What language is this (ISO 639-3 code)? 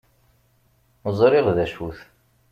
kab